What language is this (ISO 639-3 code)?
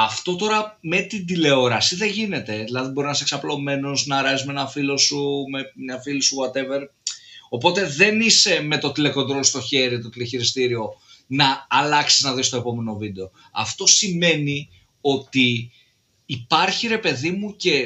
ell